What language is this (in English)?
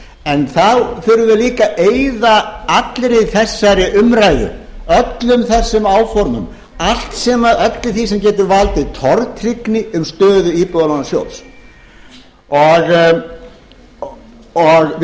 Icelandic